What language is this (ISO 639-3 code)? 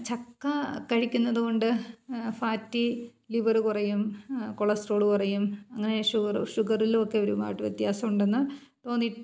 mal